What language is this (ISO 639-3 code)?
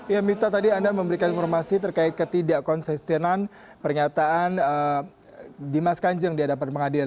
ind